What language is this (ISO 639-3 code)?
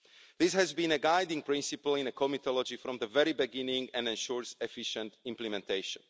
eng